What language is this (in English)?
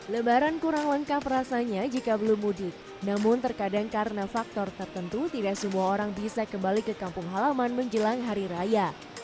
Indonesian